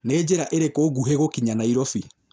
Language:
Kikuyu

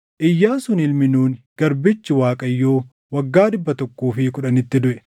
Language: Oromo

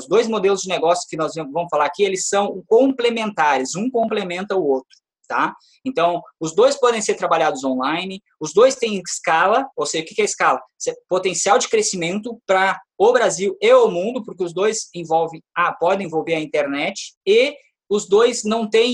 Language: Portuguese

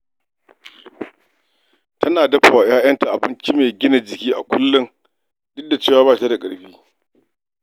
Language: Hausa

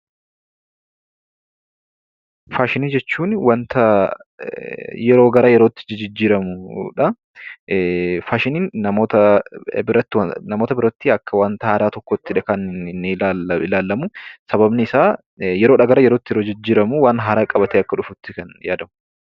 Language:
Oromo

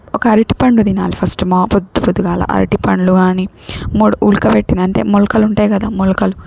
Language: Telugu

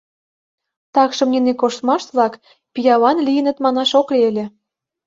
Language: Mari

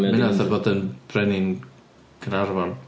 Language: Welsh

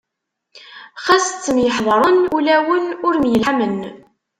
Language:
Kabyle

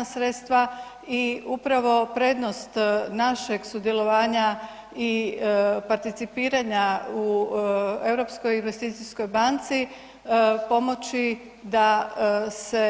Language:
Croatian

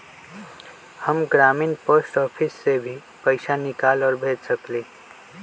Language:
Magahi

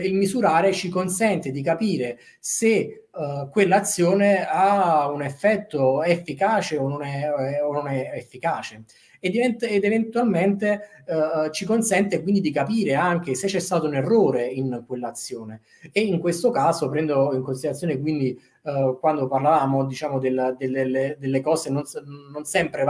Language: Italian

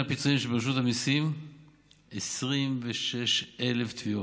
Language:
Hebrew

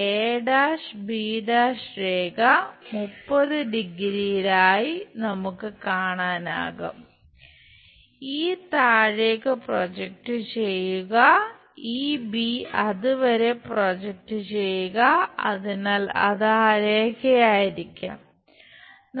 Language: Malayalam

